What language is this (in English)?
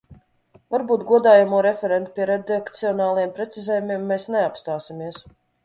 Latvian